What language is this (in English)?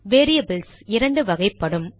Tamil